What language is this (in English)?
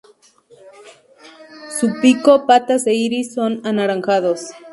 Spanish